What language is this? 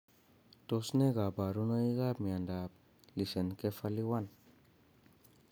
Kalenjin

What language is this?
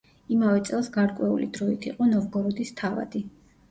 Georgian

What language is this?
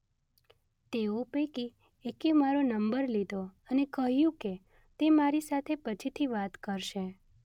Gujarati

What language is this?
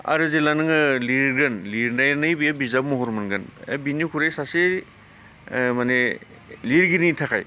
Bodo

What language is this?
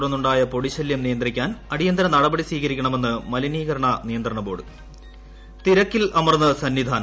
Malayalam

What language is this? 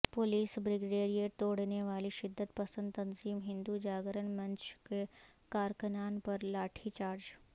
Urdu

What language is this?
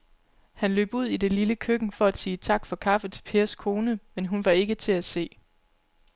Danish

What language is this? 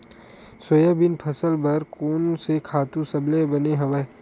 Chhattisgarhi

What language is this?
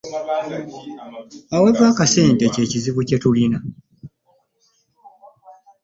Ganda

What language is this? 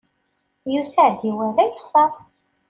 Kabyle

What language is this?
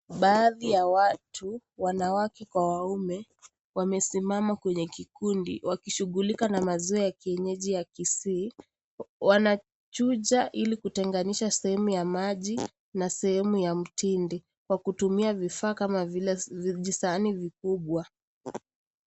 Swahili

